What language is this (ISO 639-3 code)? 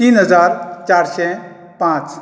kok